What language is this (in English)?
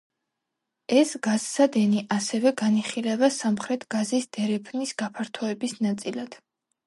Georgian